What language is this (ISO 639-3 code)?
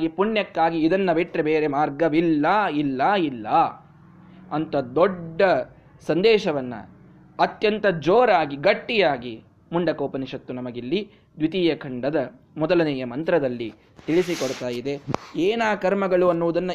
kan